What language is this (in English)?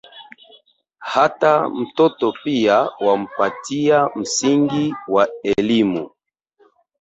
Swahili